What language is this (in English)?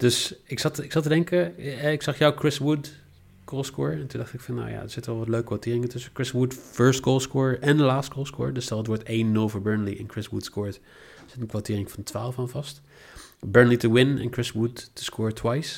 Dutch